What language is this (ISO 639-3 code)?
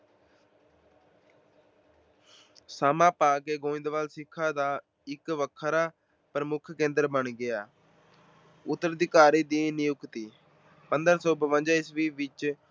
pan